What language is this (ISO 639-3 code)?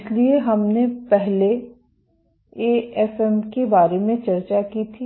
hin